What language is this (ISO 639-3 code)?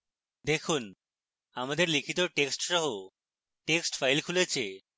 ben